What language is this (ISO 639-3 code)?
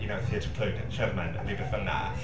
cym